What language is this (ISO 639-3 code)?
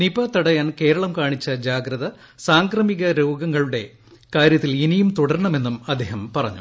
mal